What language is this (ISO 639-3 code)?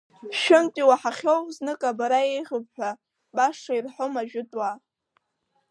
abk